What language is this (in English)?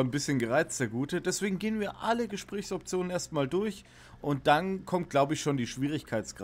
German